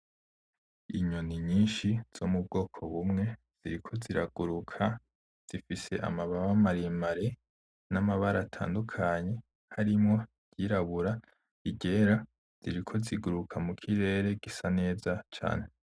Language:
Rundi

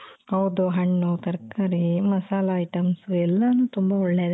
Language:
Kannada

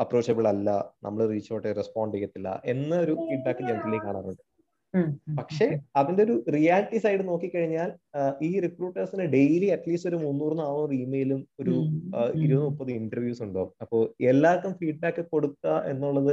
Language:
Malayalam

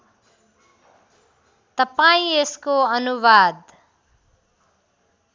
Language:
Nepali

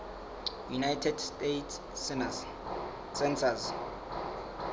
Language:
Southern Sotho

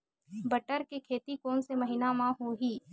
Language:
Chhattisgarhi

